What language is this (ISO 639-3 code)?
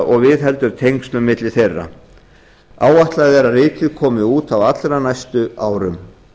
isl